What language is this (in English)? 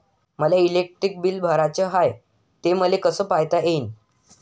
Marathi